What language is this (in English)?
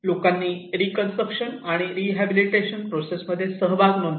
Marathi